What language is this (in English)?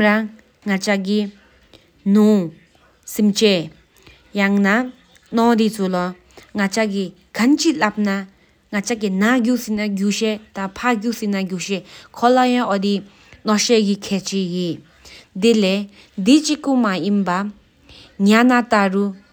Sikkimese